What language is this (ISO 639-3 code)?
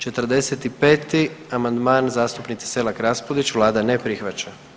hrv